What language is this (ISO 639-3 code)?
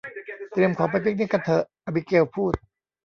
tha